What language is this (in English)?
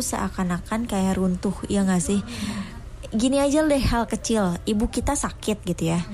Indonesian